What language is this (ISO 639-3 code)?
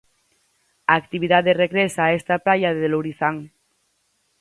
glg